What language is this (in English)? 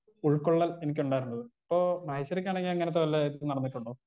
Malayalam